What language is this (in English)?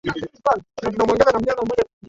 Swahili